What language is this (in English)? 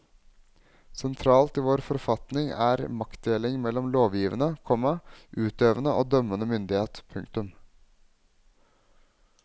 Norwegian